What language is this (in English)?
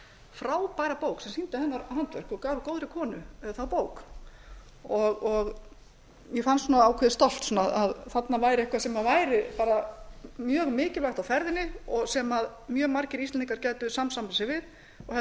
Icelandic